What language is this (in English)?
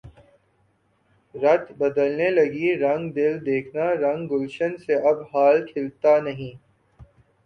Urdu